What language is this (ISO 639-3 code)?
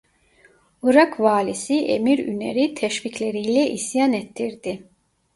tur